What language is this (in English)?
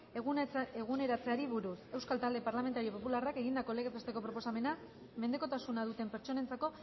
Basque